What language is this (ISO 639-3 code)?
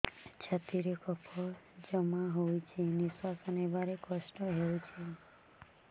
ori